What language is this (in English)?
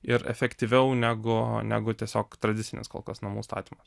Lithuanian